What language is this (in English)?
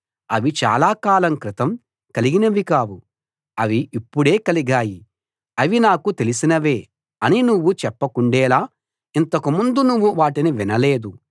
Telugu